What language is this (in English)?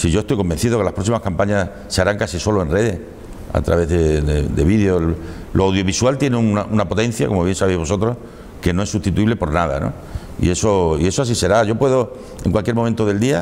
Spanish